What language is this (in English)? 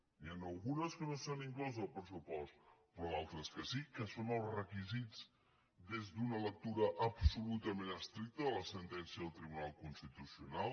Catalan